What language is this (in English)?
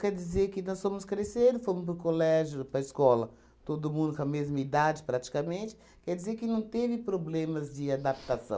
Portuguese